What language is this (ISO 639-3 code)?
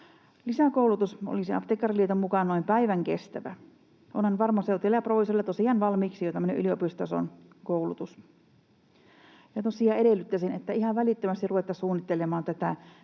fin